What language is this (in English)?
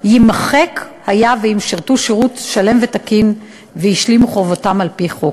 Hebrew